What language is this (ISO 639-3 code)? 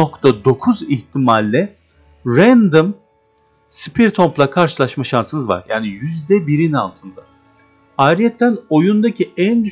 tur